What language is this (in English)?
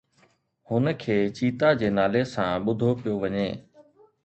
Sindhi